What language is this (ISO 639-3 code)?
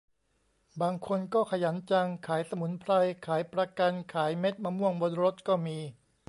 tha